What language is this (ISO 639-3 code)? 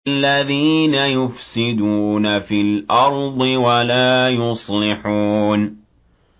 ara